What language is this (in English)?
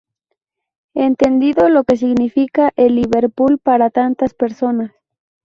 Spanish